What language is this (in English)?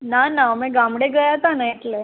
Gujarati